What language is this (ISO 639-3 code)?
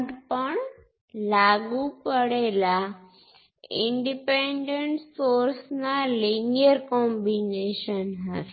guj